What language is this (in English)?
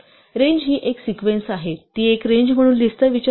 Marathi